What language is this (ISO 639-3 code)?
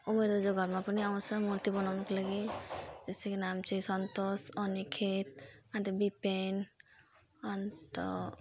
nep